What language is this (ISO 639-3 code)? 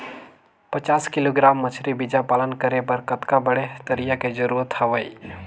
hne